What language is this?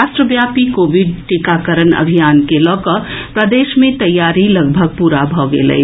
Maithili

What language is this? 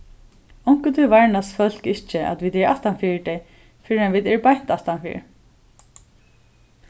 Faroese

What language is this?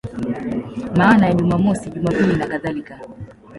Swahili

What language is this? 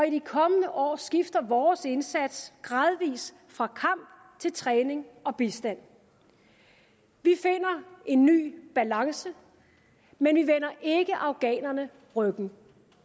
Danish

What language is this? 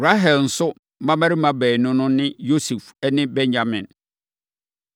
Akan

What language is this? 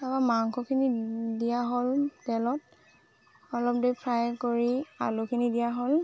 Assamese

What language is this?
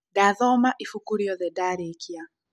Kikuyu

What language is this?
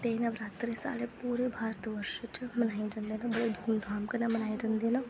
Dogri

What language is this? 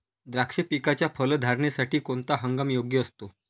Marathi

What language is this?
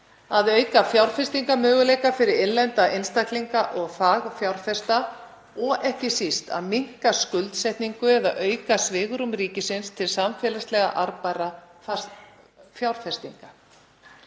Icelandic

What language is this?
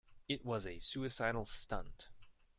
English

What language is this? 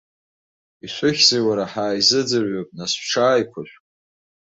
Abkhazian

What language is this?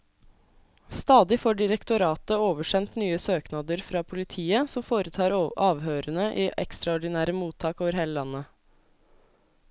Norwegian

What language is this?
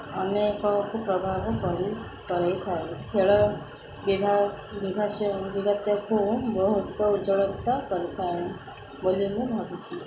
Odia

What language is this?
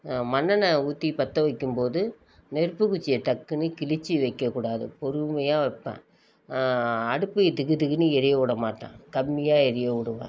Tamil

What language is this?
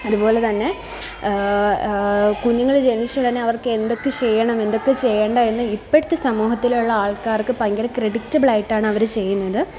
Malayalam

